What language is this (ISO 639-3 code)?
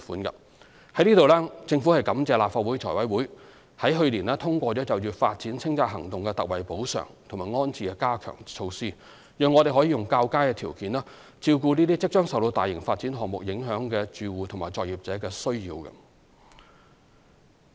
yue